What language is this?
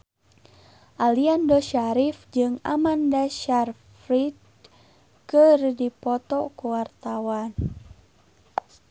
Sundanese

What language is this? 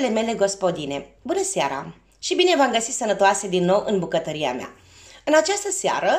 Romanian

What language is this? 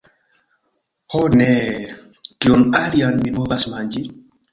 Esperanto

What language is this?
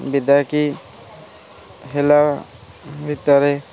Odia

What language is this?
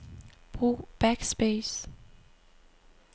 Danish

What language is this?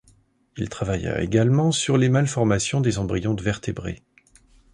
French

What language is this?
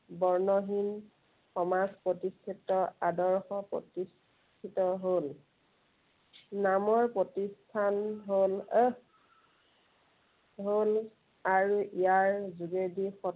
Assamese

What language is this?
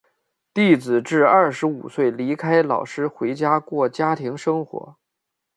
Chinese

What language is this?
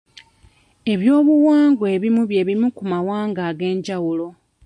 Ganda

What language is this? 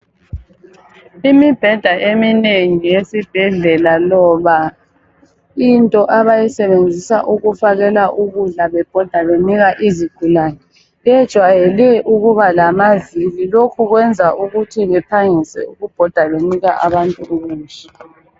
North Ndebele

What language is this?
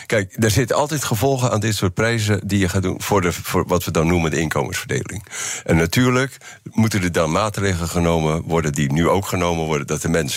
Dutch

